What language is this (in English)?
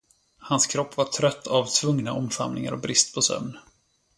Swedish